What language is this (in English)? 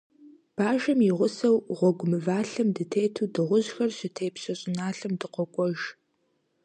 Kabardian